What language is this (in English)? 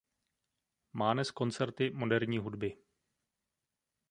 Czech